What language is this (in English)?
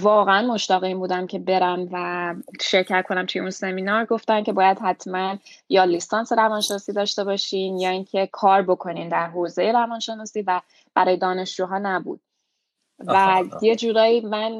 Persian